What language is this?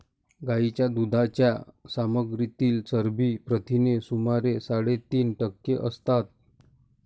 Marathi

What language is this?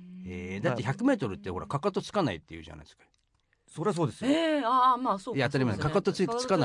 Japanese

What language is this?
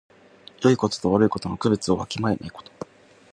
Japanese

